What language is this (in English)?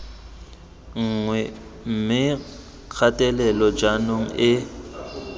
Tswana